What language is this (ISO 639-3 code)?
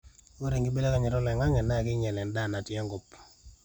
mas